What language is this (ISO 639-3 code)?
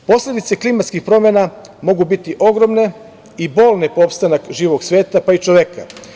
srp